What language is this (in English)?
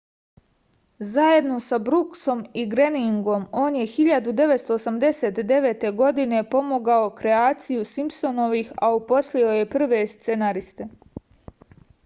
Serbian